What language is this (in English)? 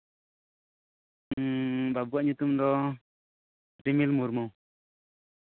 Santali